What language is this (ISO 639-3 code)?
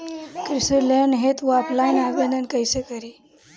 bho